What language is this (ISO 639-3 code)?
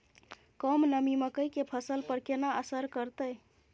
mai